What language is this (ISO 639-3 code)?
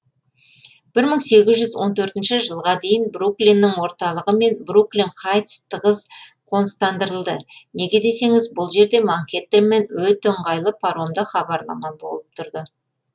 kaz